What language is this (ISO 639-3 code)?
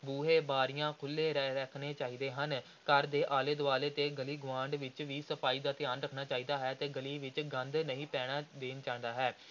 pan